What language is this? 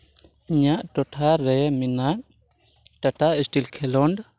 Santali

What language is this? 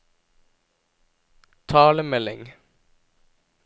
Norwegian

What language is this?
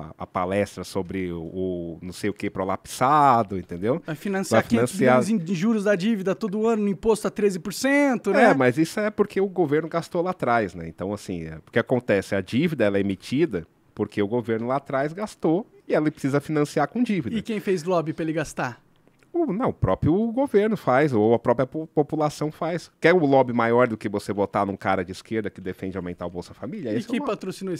Portuguese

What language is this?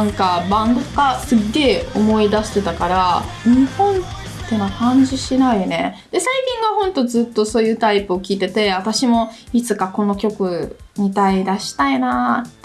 Japanese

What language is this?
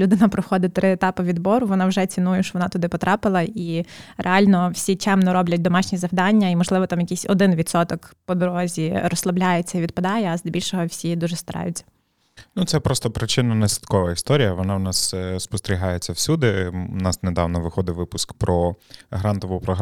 Ukrainian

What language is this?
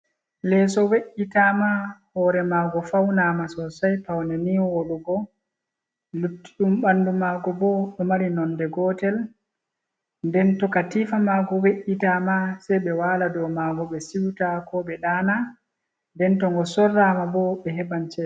Fula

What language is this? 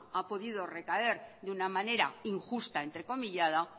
Spanish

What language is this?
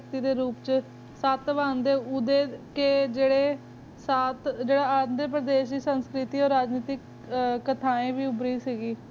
Punjabi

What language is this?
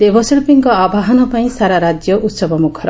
Odia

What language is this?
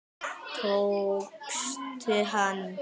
Icelandic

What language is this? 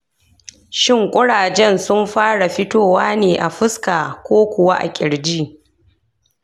Hausa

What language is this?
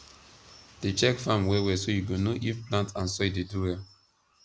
Nigerian Pidgin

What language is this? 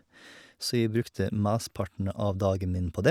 Norwegian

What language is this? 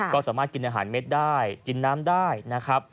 Thai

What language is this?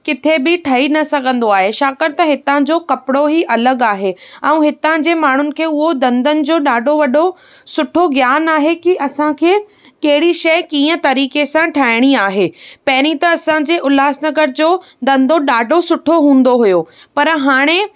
Sindhi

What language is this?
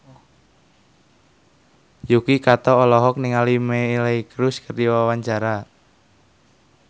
Sundanese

